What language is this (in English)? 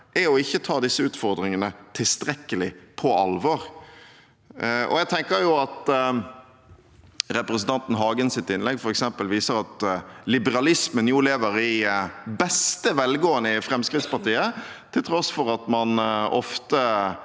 Norwegian